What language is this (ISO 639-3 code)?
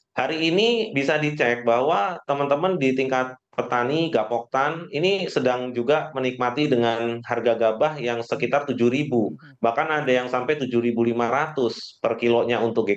ind